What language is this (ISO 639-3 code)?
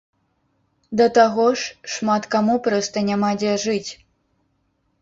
bel